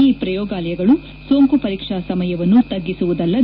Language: Kannada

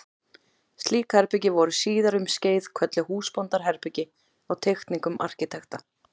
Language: Icelandic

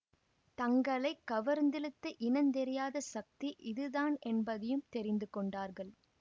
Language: Tamil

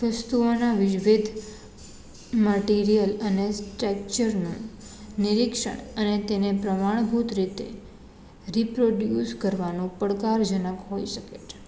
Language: Gujarati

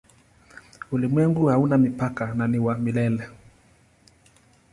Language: Swahili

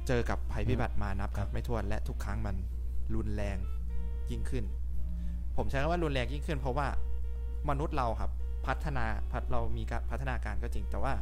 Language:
Thai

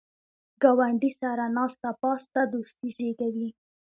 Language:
Pashto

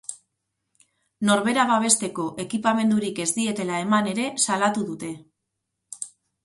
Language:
Basque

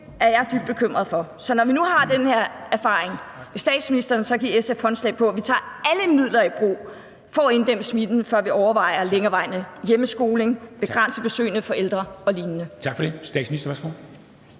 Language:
Danish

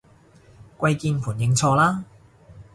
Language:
Cantonese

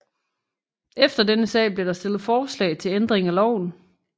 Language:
Danish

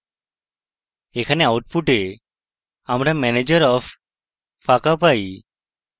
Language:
Bangla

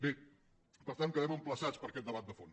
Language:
Catalan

